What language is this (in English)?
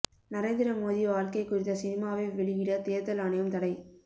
Tamil